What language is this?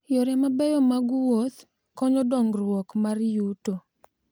Luo (Kenya and Tanzania)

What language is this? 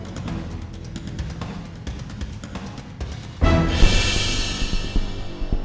Indonesian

